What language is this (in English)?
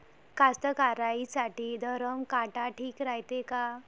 Marathi